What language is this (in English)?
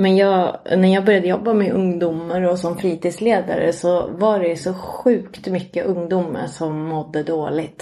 Swedish